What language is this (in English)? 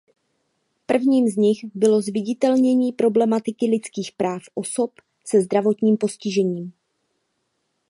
Czech